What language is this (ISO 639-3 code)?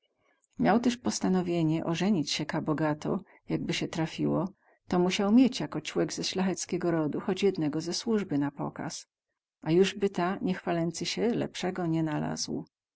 pol